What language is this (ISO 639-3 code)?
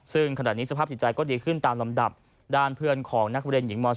tha